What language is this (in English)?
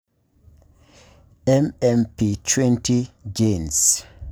Masai